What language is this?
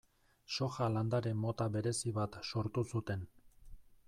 Basque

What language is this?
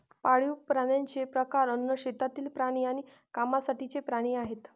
Marathi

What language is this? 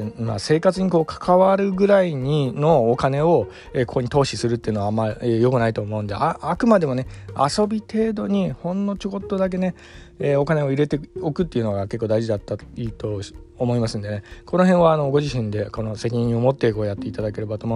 Japanese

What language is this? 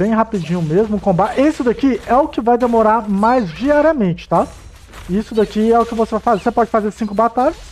Portuguese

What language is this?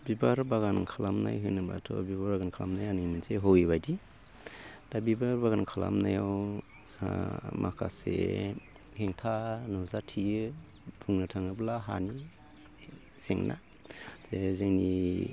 Bodo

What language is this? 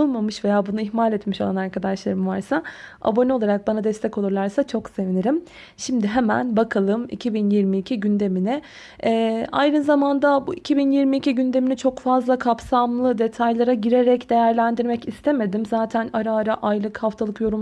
Turkish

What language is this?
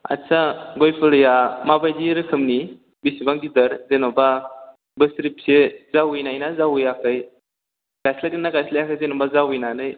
Bodo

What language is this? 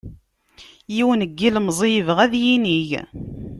Kabyle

